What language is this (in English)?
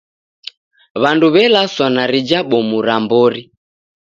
Taita